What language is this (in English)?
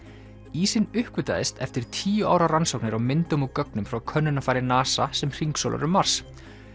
Icelandic